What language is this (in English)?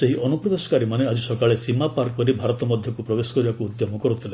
Odia